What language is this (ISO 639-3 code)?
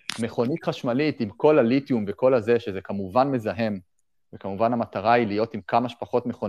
heb